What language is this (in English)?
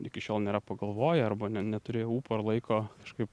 Lithuanian